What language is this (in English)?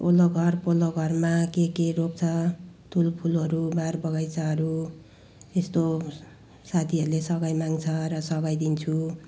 Nepali